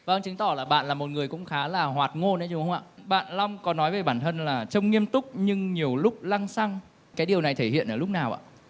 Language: Vietnamese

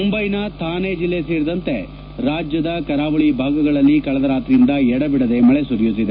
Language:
Kannada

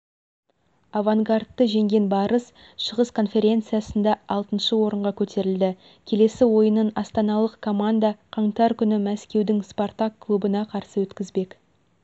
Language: Kazakh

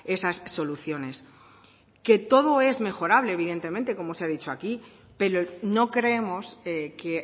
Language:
Spanish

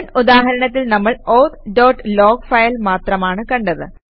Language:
Malayalam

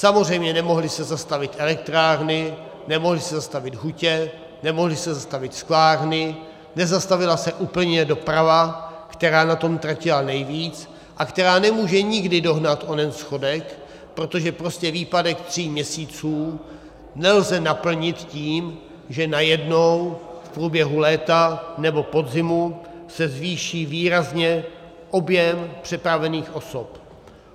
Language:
Czech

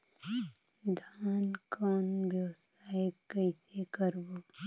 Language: Chhattisgarhi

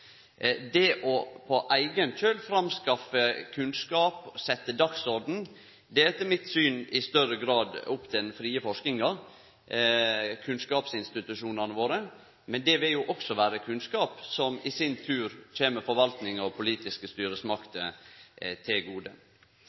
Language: Norwegian Nynorsk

